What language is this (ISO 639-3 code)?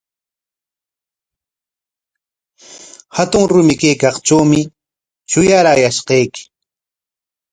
qwa